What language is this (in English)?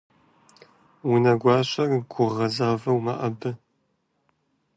Kabardian